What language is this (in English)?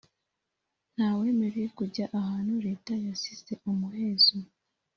Kinyarwanda